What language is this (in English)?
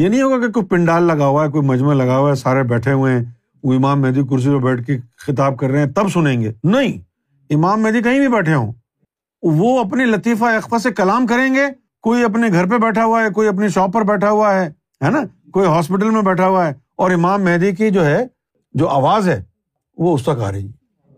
Urdu